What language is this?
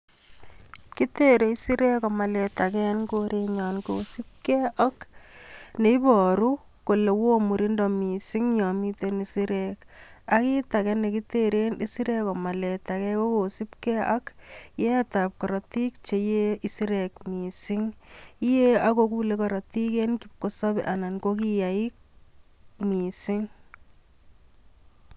Kalenjin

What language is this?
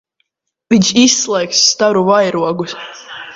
Latvian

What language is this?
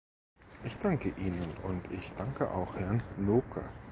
German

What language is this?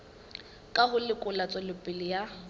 Southern Sotho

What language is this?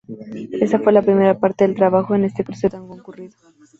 Spanish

